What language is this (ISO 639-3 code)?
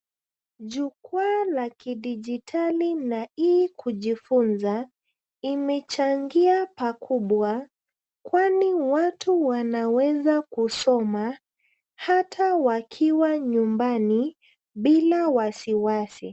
swa